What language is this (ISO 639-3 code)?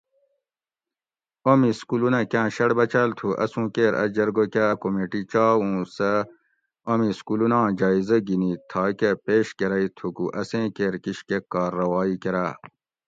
gwc